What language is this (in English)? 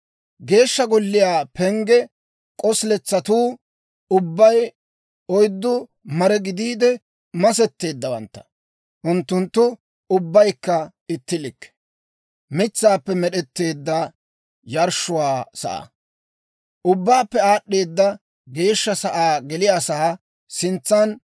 Dawro